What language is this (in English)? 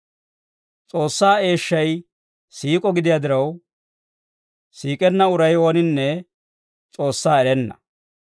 Dawro